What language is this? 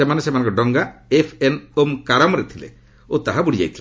Odia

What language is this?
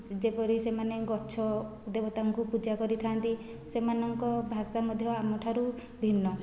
Odia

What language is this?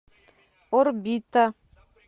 Russian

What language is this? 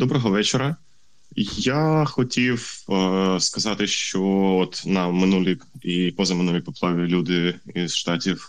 Ukrainian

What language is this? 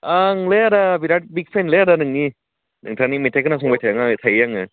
Bodo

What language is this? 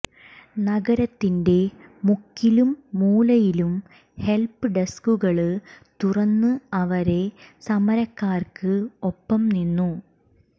Malayalam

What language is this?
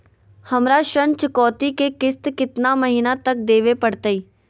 Magahi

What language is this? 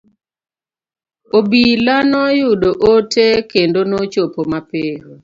Luo (Kenya and Tanzania)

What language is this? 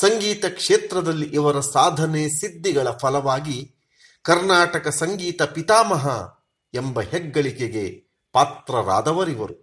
Kannada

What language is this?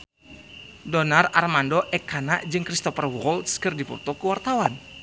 Sundanese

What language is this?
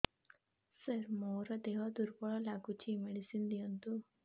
Odia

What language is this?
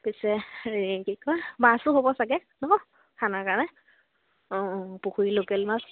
Assamese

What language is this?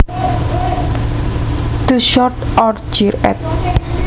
Javanese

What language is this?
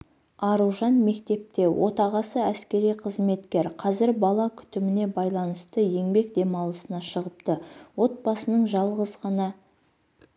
Kazakh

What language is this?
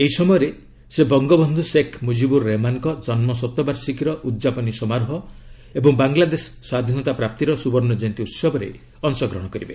Odia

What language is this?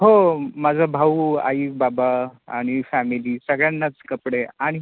Marathi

